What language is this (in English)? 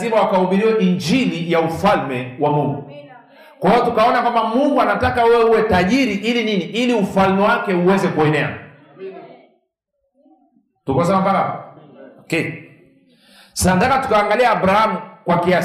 Swahili